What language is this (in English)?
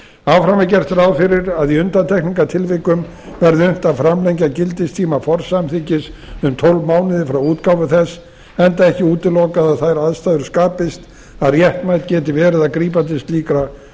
Icelandic